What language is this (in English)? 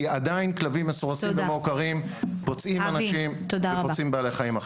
Hebrew